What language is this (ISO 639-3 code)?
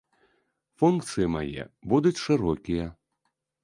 bel